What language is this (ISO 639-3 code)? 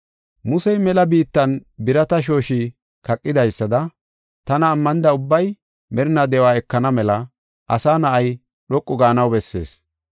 gof